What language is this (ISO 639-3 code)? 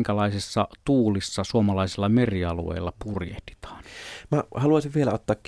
fin